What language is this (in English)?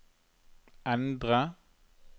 Norwegian